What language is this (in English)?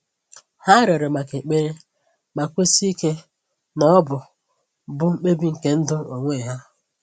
Igbo